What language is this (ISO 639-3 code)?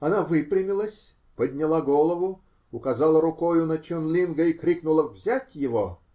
rus